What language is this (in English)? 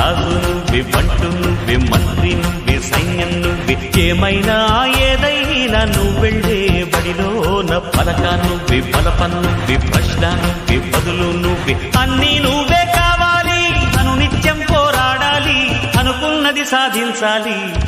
Telugu